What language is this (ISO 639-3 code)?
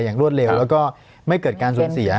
tha